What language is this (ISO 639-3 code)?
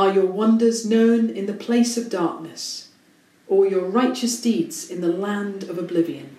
eng